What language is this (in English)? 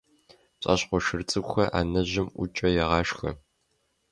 Kabardian